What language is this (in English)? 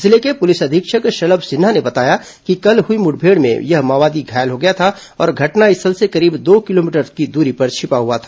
Hindi